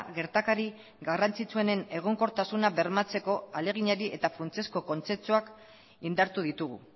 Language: Basque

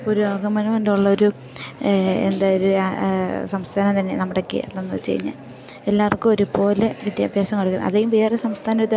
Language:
Malayalam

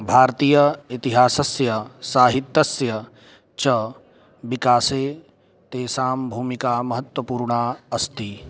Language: Sanskrit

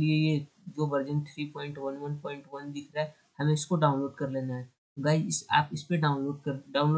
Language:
Hindi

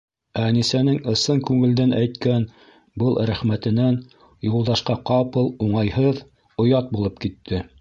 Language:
Bashkir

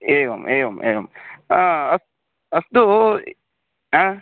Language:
Sanskrit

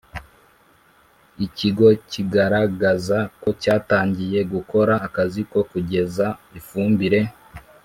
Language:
Kinyarwanda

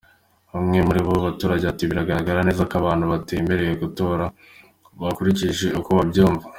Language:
Kinyarwanda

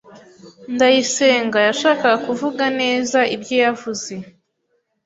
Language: Kinyarwanda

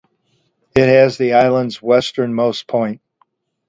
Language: English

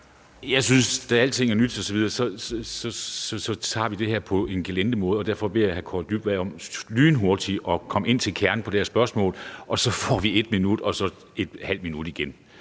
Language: Danish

